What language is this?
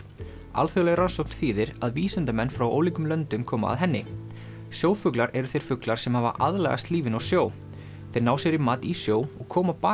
Icelandic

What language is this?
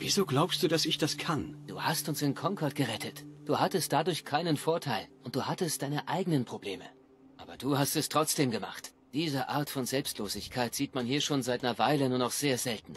German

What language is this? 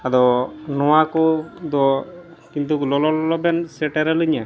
Santali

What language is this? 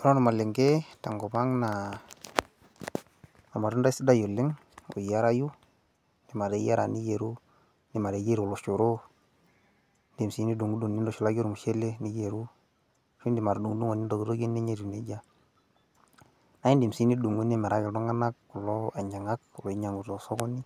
Masai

